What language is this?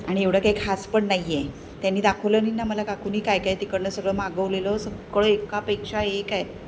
Marathi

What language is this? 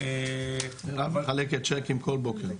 Hebrew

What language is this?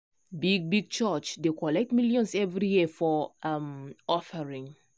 Nigerian Pidgin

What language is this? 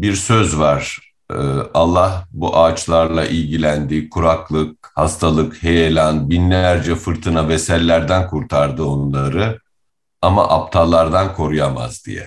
Turkish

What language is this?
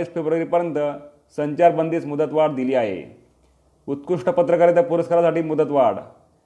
Marathi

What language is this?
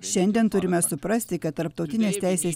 Lithuanian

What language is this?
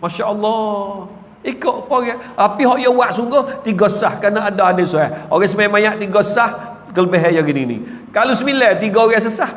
Malay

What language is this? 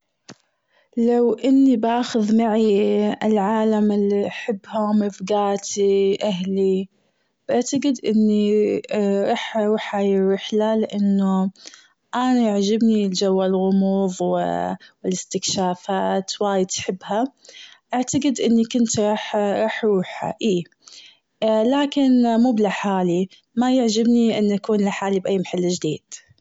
Gulf Arabic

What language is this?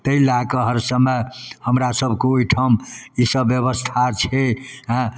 Maithili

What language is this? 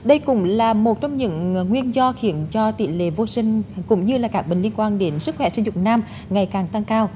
Vietnamese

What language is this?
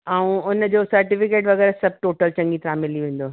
Sindhi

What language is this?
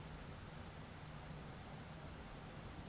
Bangla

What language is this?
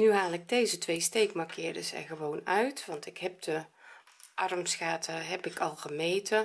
Dutch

